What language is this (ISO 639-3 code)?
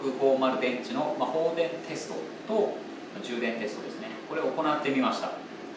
jpn